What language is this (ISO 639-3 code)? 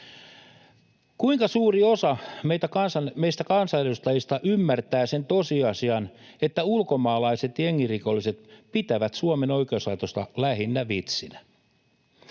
fin